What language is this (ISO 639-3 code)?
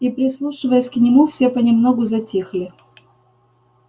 rus